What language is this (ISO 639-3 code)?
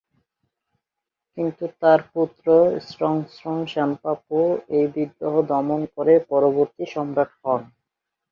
ben